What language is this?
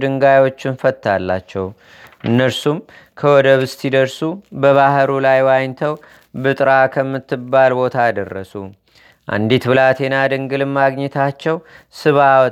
Amharic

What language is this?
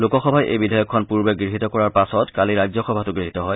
Assamese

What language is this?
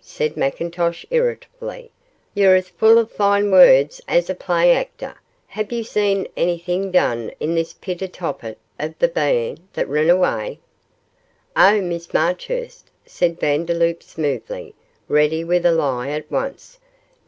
English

